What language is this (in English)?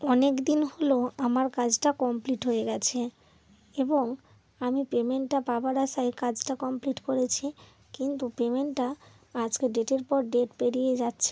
Bangla